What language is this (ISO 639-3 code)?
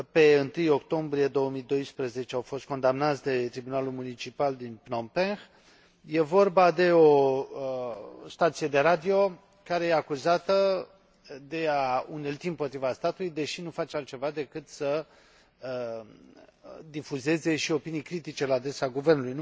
ron